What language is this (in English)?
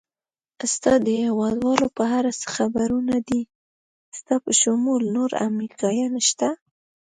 Pashto